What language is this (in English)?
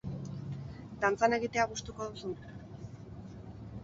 Basque